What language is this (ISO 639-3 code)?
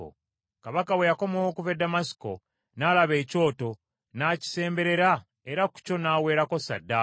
lug